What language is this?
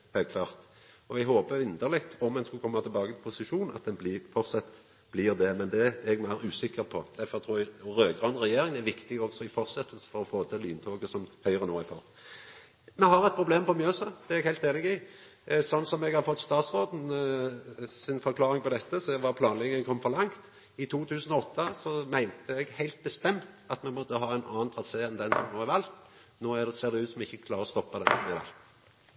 Norwegian Nynorsk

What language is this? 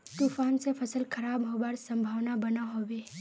Magahi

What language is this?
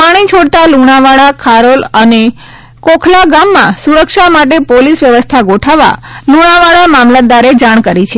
Gujarati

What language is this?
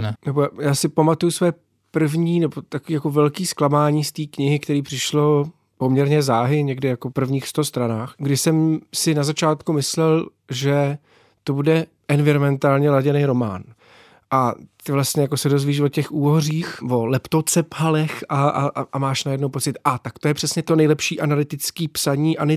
Czech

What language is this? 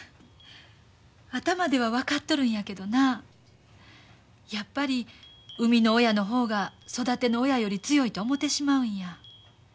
Japanese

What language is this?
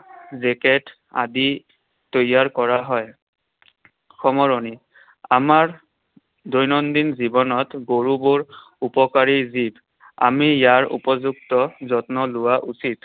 Assamese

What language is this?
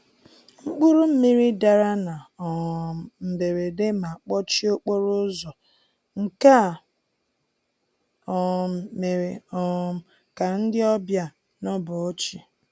Igbo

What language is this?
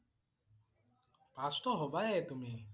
Assamese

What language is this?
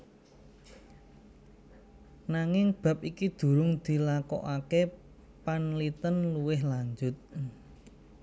Javanese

